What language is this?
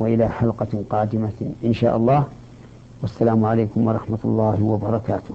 Arabic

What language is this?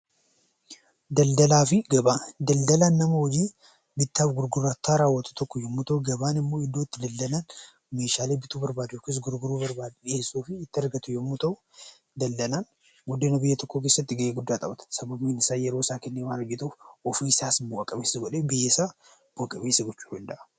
Oromo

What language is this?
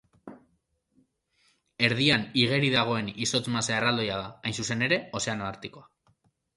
Basque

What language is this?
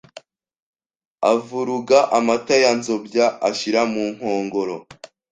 Kinyarwanda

